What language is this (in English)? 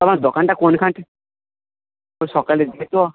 Bangla